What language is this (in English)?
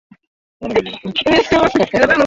Swahili